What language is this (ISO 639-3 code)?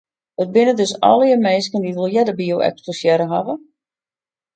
fry